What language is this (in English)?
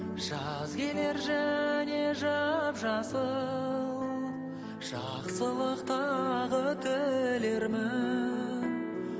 Kazakh